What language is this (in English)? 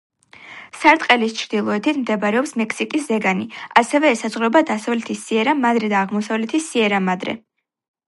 Georgian